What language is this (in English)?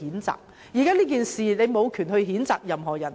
Cantonese